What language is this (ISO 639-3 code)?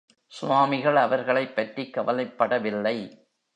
tam